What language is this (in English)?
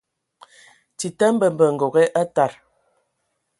Ewondo